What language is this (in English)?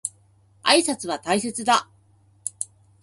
Japanese